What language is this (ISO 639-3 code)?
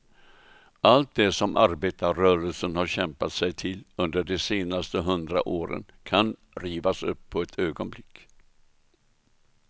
swe